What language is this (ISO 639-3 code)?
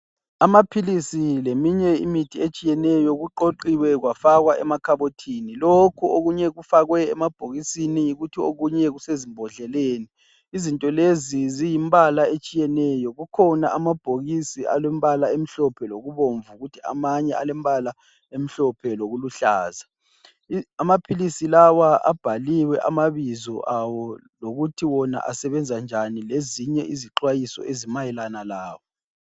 nde